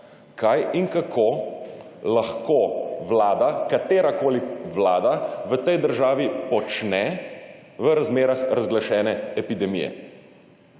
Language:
Slovenian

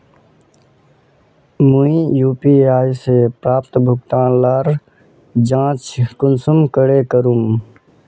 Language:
Magahi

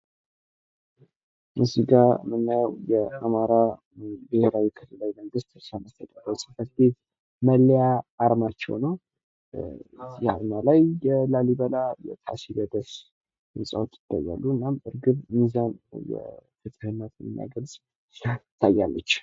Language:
Amharic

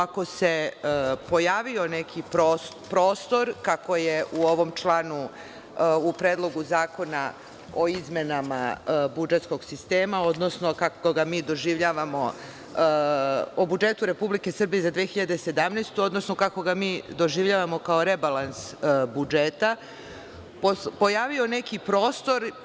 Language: Serbian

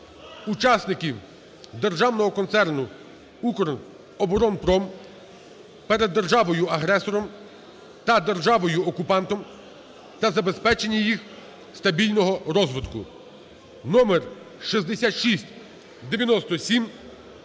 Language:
Ukrainian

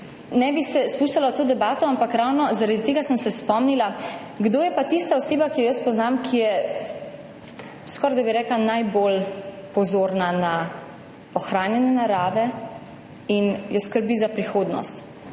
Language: Slovenian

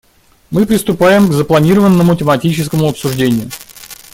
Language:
Russian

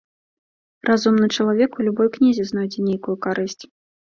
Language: Belarusian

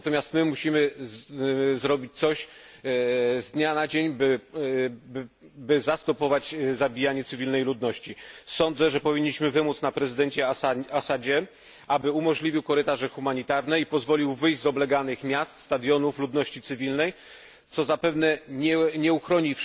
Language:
Polish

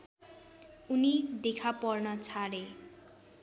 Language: Nepali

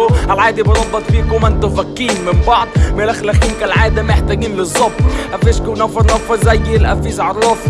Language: Arabic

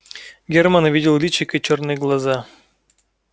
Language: Russian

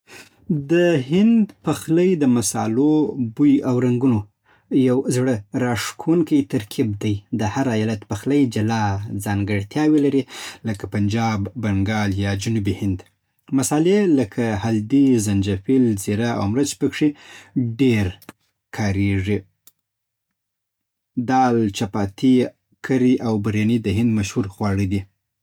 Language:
Southern Pashto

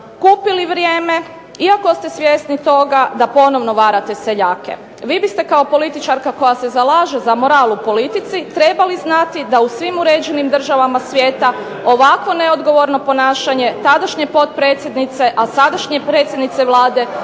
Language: Croatian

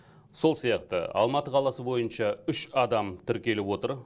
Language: Kazakh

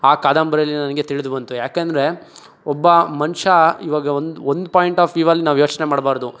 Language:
Kannada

